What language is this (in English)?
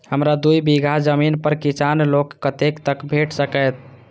Maithili